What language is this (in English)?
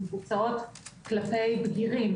Hebrew